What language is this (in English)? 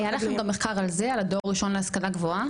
Hebrew